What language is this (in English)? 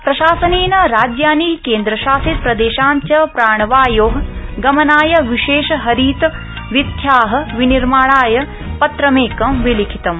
Sanskrit